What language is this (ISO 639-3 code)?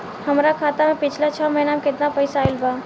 bho